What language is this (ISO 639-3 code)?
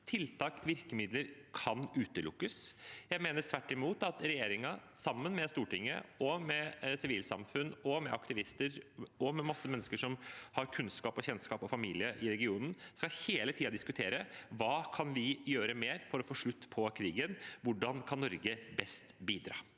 nor